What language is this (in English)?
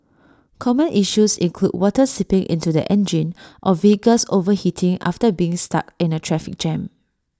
English